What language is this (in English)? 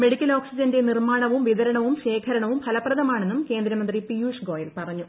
Malayalam